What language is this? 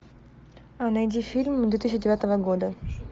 Russian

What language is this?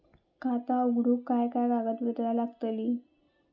Marathi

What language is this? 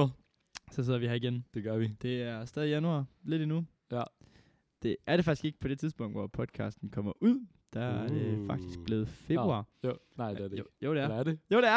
Danish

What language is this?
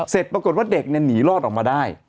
Thai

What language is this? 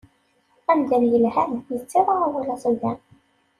Kabyle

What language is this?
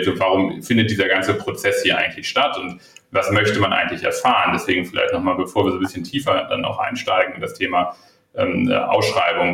German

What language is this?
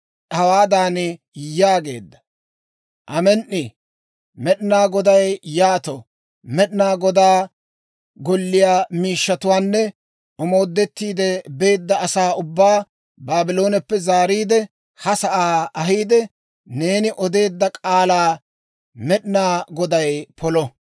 Dawro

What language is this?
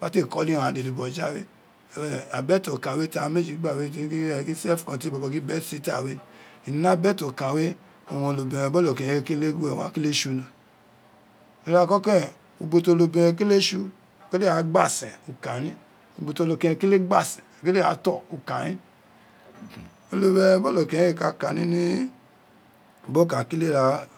Isekiri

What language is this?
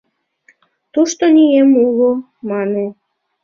Mari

